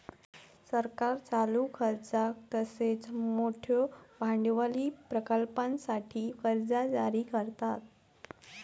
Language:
Marathi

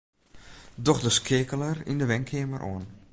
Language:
Western Frisian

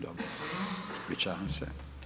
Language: Croatian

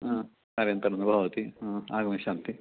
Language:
Sanskrit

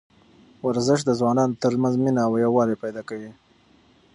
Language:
Pashto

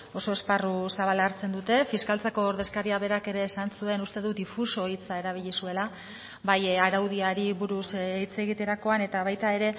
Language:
Basque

